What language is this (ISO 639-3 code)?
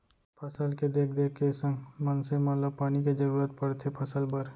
hne